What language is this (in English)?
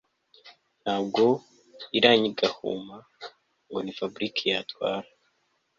Kinyarwanda